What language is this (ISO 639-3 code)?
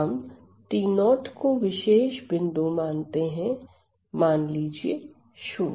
hin